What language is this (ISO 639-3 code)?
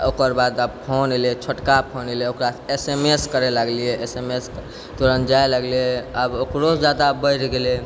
mai